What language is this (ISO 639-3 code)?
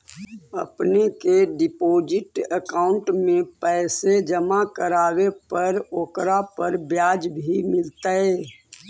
mag